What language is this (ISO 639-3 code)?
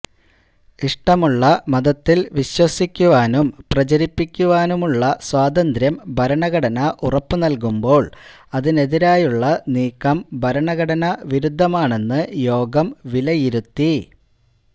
mal